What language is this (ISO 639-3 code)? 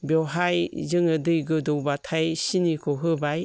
brx